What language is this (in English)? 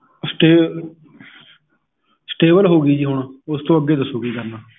Punjabi